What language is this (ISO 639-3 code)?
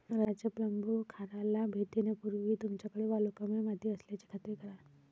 mar